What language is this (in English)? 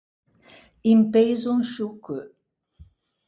Ligurian